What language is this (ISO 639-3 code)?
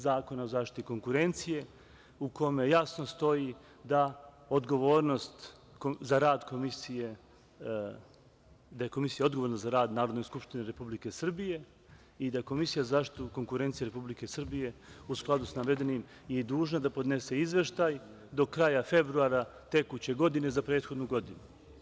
srp